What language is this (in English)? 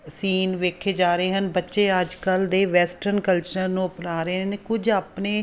Punjabi